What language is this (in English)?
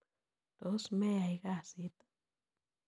Kalenjin